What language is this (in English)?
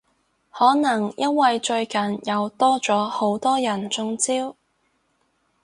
Cantonese